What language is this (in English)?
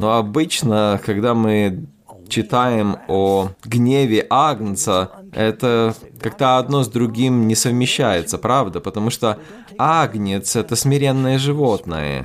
Russian